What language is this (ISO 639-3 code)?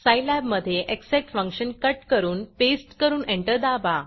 mar